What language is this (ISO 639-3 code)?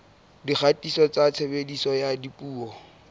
sot